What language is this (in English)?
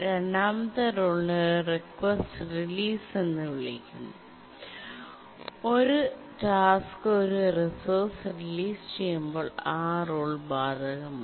Malayalam